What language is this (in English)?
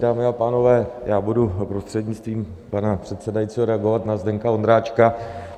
Czech